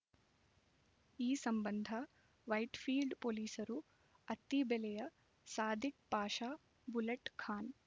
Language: Kannada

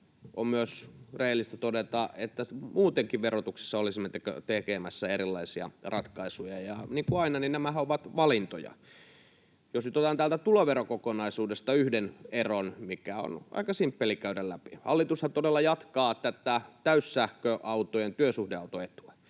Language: Finnish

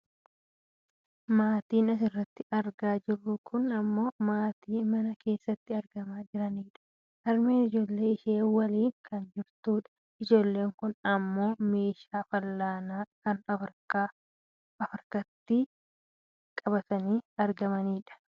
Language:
Oromo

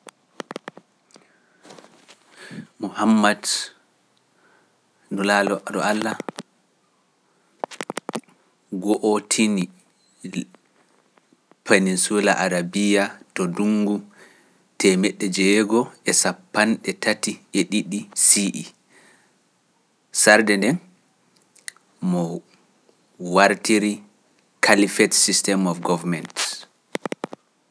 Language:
Pular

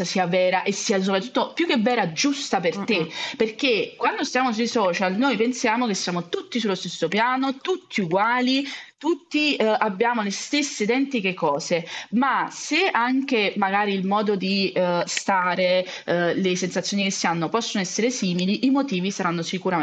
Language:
Italian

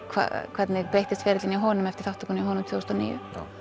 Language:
Icelandic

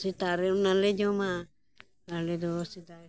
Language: Santali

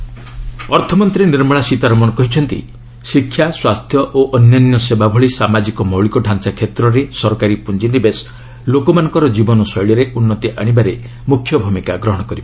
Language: Odia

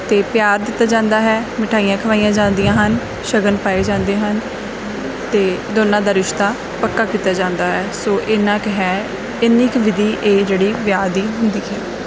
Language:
Punjabi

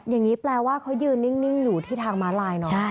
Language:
Thai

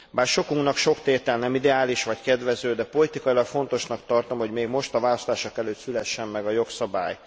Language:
Hungarian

